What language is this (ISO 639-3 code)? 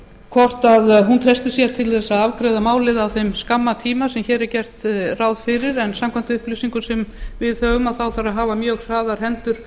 isl